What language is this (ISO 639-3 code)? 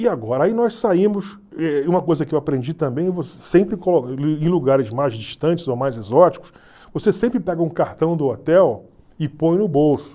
por